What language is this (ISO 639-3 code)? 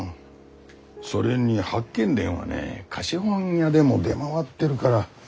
jpn